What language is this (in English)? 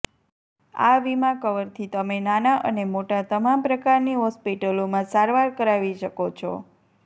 Gujarati